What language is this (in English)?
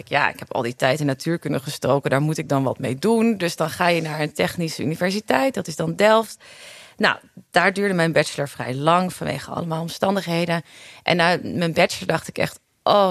Dutch